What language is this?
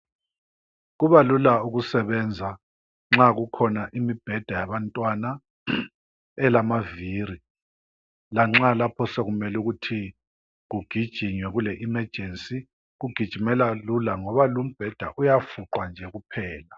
North Ndebele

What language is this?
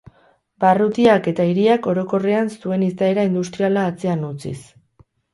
Basque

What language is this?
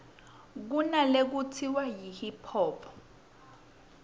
Swati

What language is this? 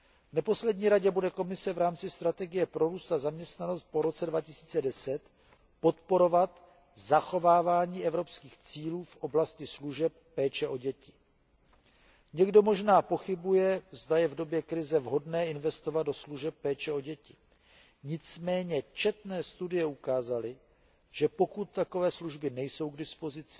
Czech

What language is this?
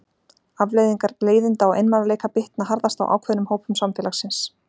Icelandic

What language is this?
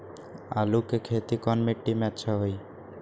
Magahi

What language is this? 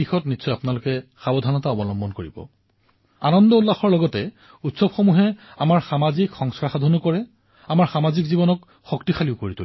Assamese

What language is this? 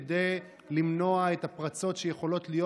Hebrew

